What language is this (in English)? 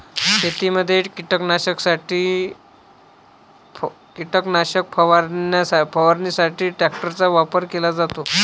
Marathi